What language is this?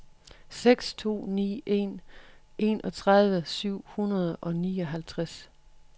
Danish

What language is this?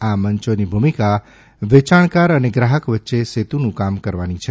Gujarati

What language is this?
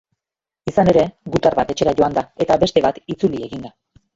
Basque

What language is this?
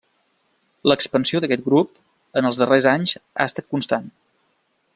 Catalan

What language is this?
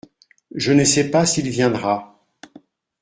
French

